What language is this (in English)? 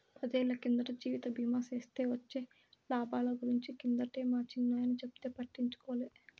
Telugu